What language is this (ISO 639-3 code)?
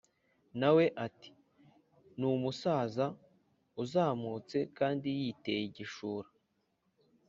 kin